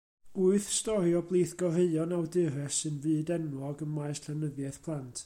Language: Welsh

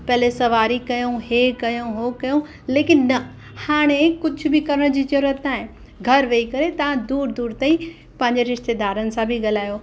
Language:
Sindhi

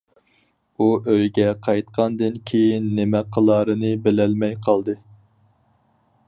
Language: Uyghur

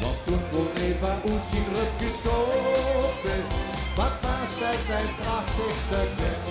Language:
Dutch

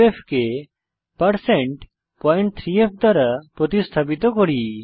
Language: Bangla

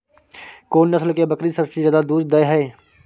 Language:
Maithili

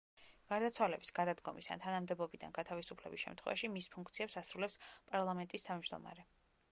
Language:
Georgian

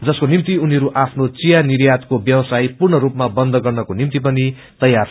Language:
Nepali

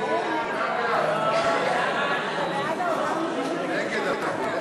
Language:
Hebrew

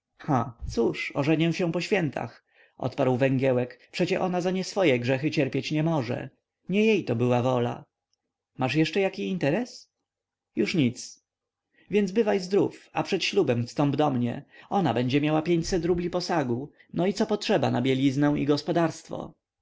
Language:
Polish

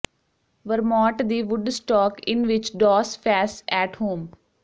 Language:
Punjabi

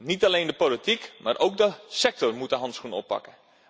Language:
Dutch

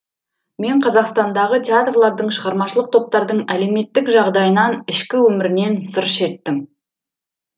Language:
Kazakh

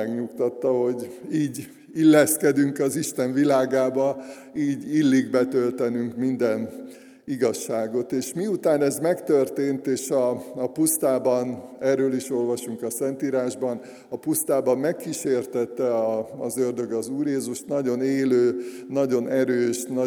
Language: Hungarian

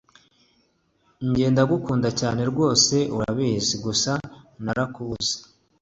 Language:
Kinyarwanda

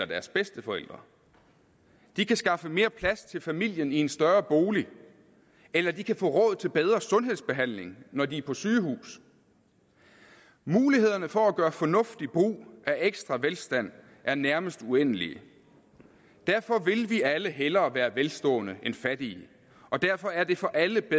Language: Danish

